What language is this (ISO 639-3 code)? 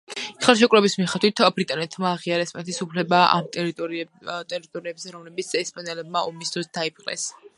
kat